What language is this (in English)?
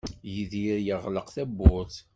Kabyle